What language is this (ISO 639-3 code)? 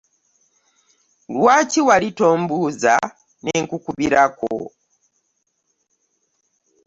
lug